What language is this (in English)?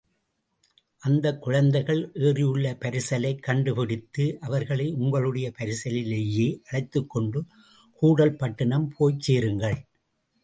Tamil